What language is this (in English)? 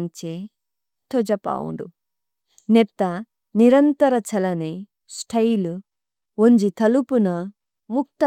Tulu